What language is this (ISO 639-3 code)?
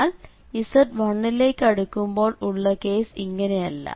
mal